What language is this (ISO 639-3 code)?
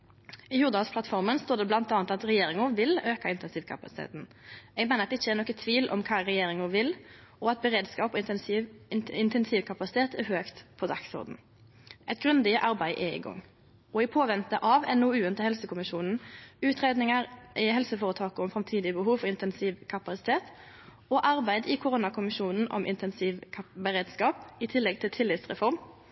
nno